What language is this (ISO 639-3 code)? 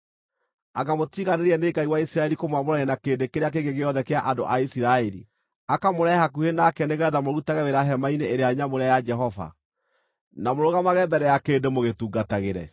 kik